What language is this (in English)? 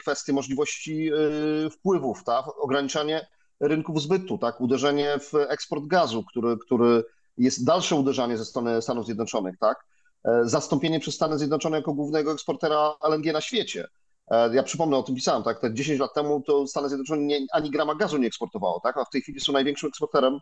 Polish